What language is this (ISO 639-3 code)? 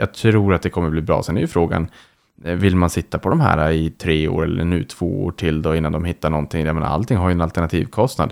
swe